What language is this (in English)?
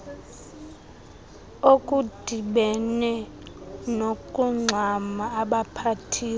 Xhosa